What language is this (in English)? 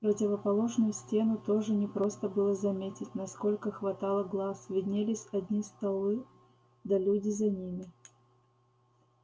Russian